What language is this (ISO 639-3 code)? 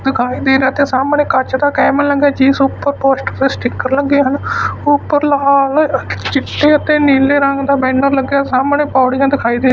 pan